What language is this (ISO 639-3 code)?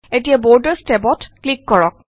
asm